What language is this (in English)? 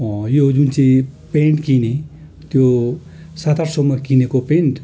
Nepali